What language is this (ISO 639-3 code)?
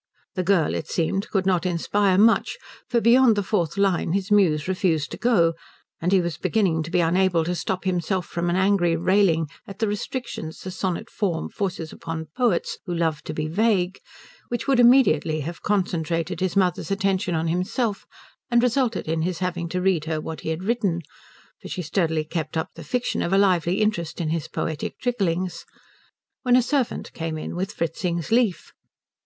eng